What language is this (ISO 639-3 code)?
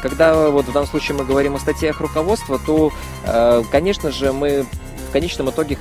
rus